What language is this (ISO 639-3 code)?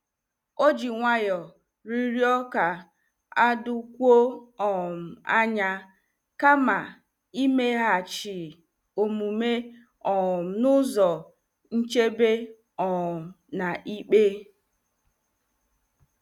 ibo